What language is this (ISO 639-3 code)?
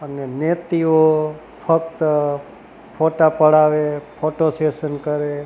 guj